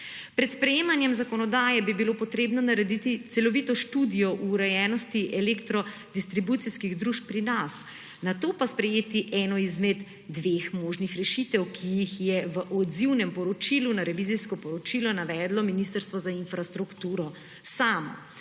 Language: Slovenian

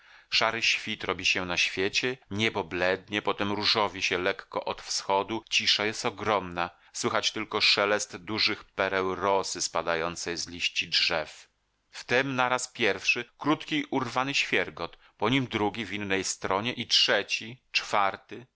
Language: Polish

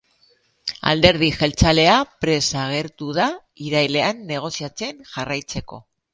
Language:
Basque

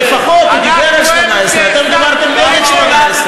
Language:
Hebrew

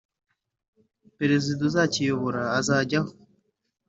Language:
Kinyarwanda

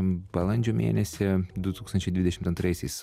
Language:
Lithuanian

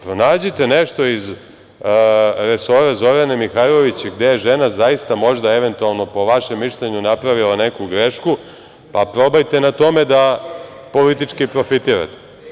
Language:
Serbian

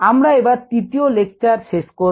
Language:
Bangla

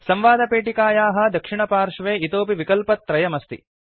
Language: Sanskrit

